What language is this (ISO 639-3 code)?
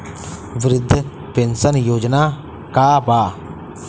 bho